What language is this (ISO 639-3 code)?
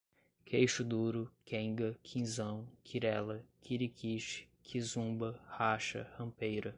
por